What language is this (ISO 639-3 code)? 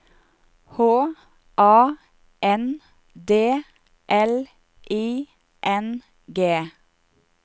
nor